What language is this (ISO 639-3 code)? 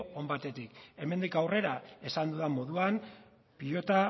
eus